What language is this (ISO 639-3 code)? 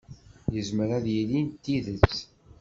kab